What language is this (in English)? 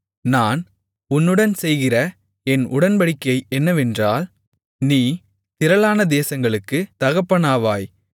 Tamil